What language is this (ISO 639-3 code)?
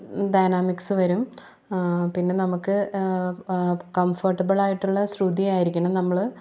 mal